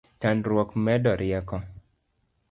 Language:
Luo (Kenya and Tanzania)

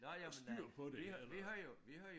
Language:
Danish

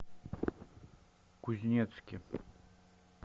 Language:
Russian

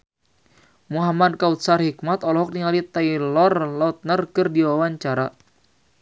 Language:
Sundanese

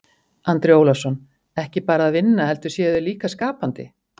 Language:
Icelandic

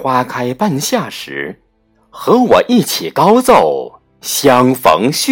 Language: Chinese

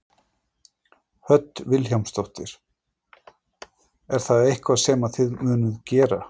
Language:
Icelandic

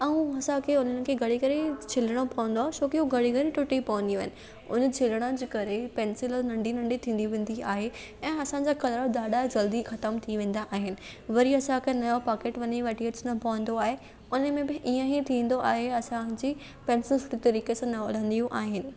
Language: Sindhi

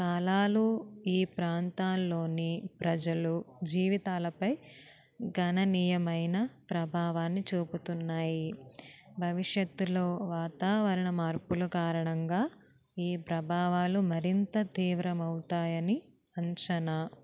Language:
Telugu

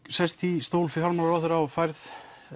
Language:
Icelandic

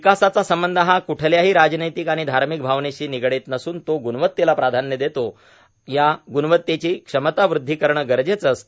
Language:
Marathi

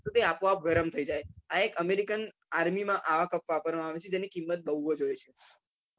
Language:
Gujarati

